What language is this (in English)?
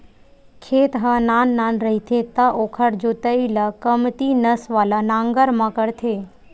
Chhattisgarhi